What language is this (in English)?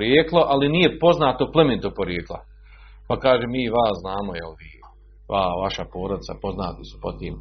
Croatian